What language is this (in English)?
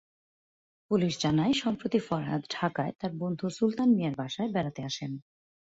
Bangla